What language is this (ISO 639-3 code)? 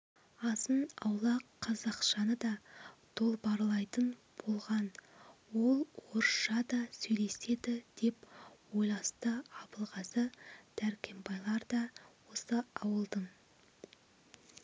kaz